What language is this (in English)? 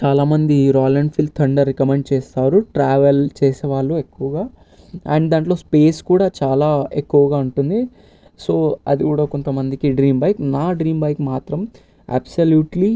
Telugu